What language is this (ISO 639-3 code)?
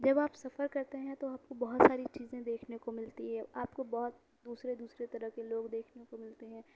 urd